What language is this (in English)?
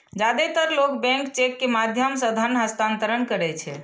Maithili